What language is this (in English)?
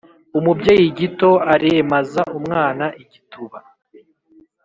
Kinyarwanda